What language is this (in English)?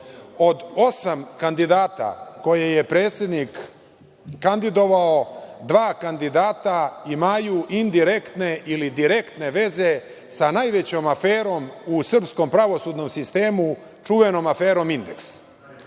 Serbian